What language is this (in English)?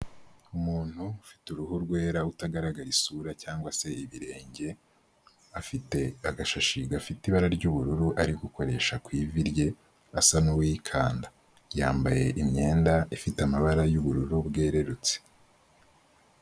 Kinyarwanda